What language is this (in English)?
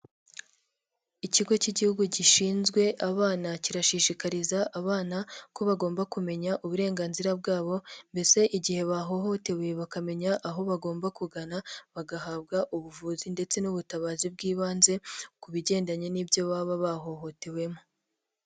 Kinyarwanda